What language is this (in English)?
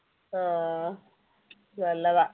Malayalam